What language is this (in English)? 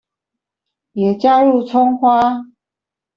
Chinese